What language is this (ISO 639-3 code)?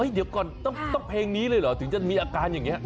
tha